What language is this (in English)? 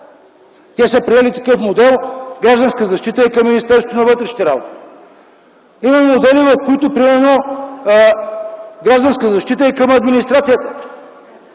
Bulgarian